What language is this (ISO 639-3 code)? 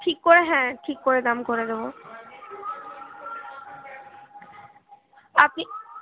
ben